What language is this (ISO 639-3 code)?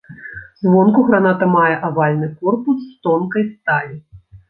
bel